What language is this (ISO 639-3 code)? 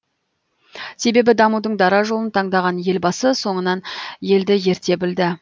kaz